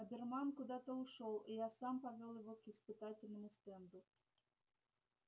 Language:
Russian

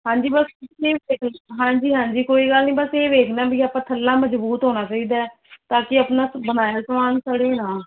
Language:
Punjabi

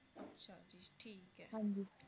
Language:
Punjabi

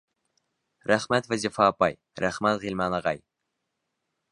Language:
Bashkir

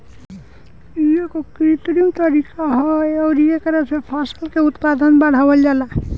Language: Bhojpuri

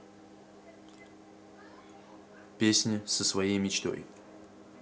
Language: Russian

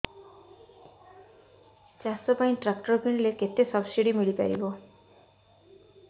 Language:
Odia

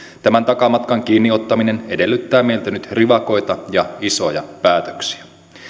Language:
Finnish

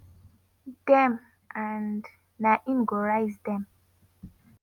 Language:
Nigerian Pidgin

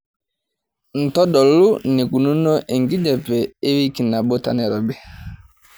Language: Masai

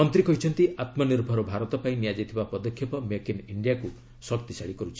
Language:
Odia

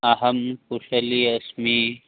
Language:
Sanskrit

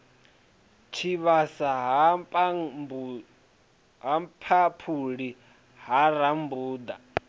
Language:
Venda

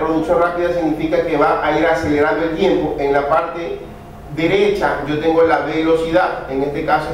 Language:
Spanish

